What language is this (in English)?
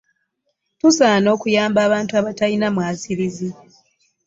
Ganda